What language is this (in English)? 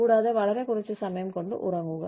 Malayalam